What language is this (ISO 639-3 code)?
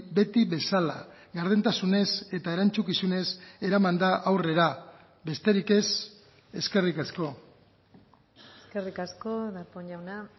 eus